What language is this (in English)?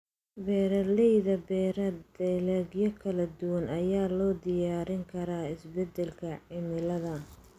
Somali